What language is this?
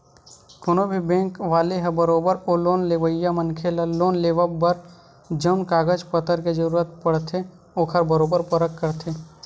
Chhattisgarhi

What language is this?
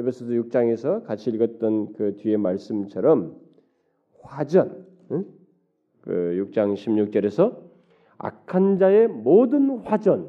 Korean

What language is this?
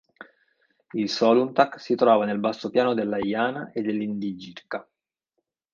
Italian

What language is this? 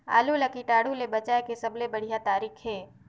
Chhattisgarhi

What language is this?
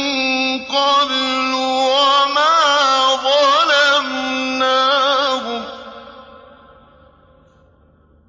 Arabic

